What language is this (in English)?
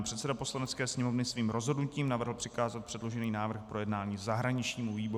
Czech